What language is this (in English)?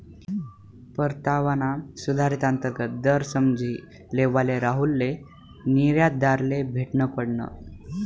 Marathi